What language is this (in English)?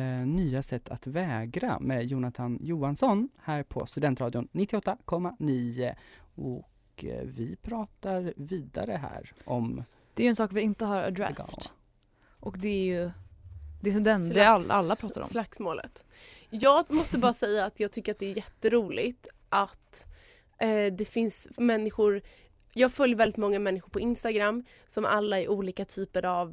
Swedish